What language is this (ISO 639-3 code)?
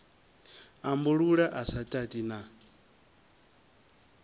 ven